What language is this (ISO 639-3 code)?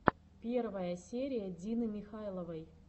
rus